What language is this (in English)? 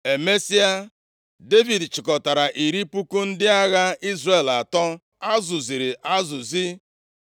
Igbo